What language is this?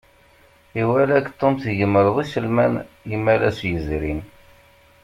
Kabyle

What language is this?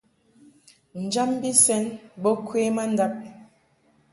Mungaka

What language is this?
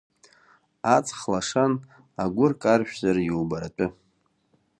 Abkhazian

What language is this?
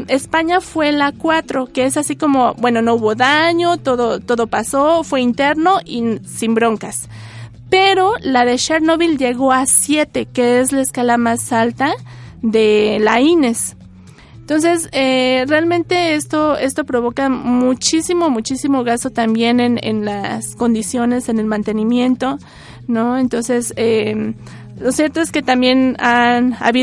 Spanish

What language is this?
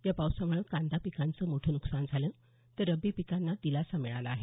Marathi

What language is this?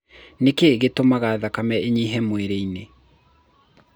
Kikuyu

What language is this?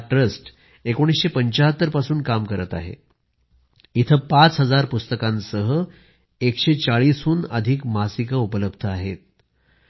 Marathi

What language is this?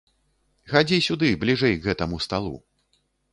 Belarusian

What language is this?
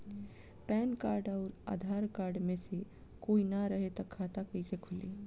Bhojpuri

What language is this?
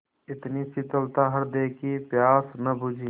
Hindi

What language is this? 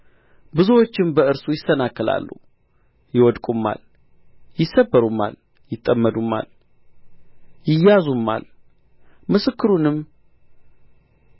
Amharic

